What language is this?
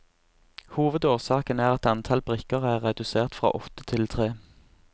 Norwegian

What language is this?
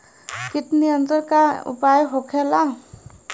Bhojpuri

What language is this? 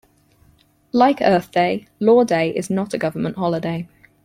English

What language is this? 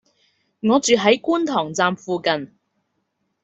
Cantonese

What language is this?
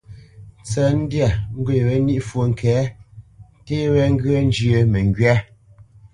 Bamenyam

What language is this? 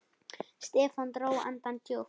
Icelandic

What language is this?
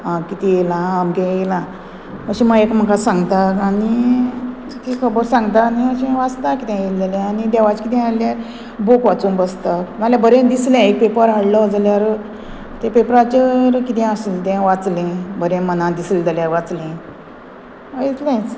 Konkani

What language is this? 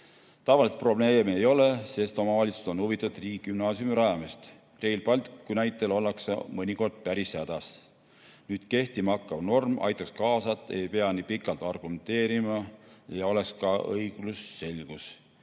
Estonian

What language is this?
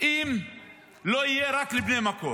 Hebrew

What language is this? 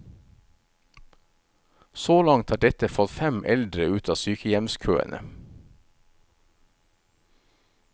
Norwegian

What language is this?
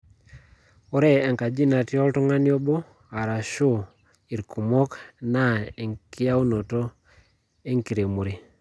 Masai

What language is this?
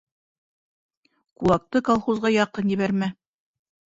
Bashkir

